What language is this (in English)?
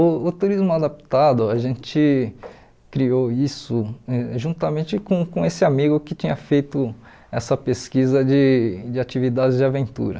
Portuguese